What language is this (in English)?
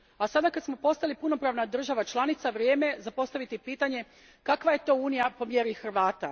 Croatian